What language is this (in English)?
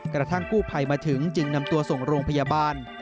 Thai